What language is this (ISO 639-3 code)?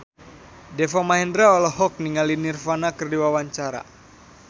sun